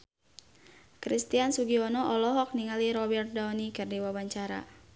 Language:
Sundanese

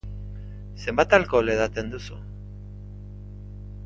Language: Basque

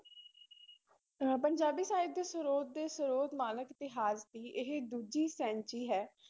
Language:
Punjabi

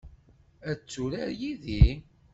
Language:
Kabyle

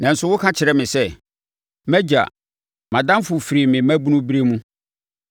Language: Akan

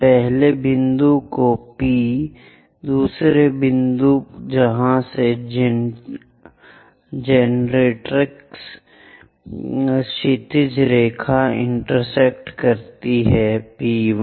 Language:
Hindi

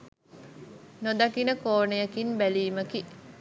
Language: Sinhala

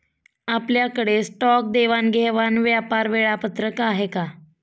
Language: Marathi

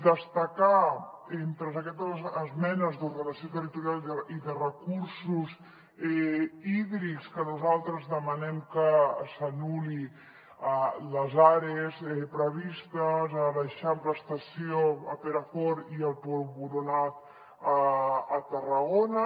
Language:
Catalan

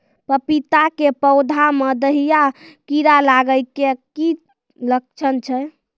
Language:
Maithili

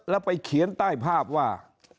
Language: Thai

